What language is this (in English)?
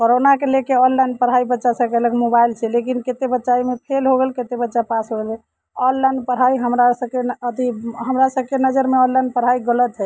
Maithili